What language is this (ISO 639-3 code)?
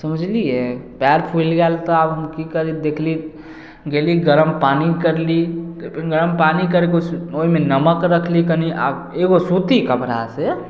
mai